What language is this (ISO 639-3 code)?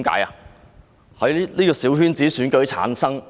yue